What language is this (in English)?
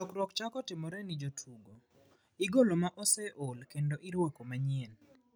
Luo (Kenya and Tanzania)